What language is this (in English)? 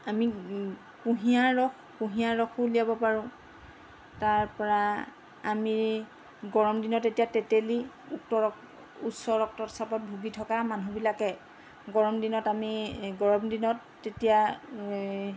Assamese